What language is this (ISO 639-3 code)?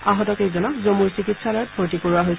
asm